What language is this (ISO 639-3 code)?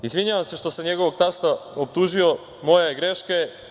srp